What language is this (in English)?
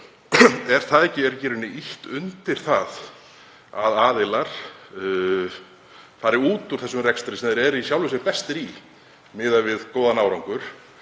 Icelandic